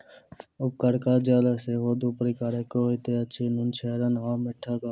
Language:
Maithili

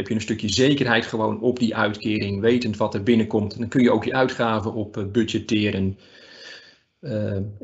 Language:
Dutch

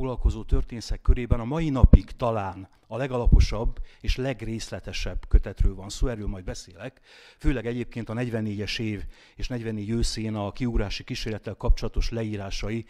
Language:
Hungarian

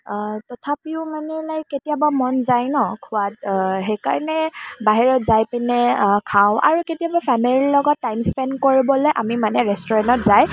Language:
Assamese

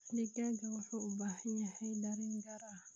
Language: Somali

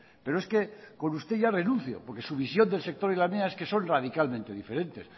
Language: Spanish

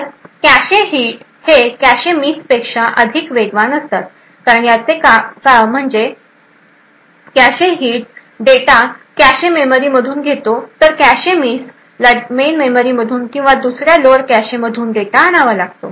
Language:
Marathi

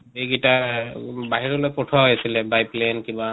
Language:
Assamese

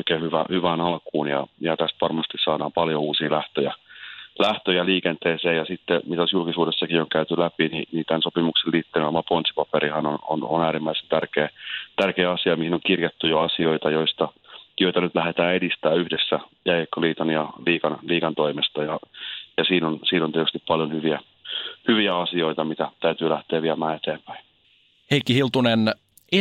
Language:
Finnish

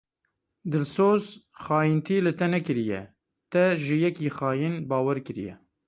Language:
Kurdish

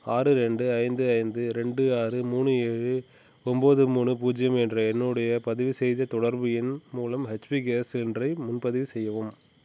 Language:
Tamil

